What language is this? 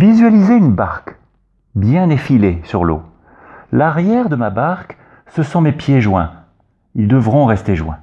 French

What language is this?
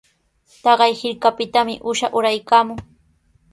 Sihuas Ancash Quechua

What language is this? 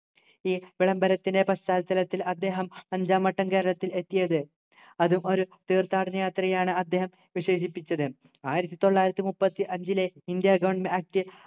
Malayalam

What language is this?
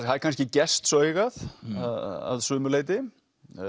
Icelandic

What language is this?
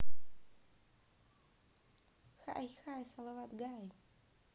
Russian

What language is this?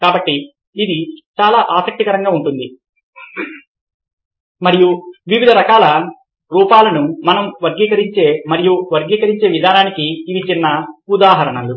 Telugu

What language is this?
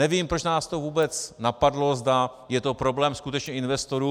Czech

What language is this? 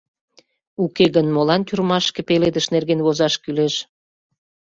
Mari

